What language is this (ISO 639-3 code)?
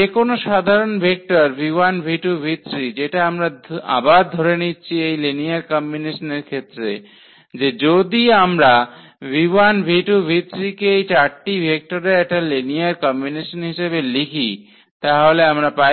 ben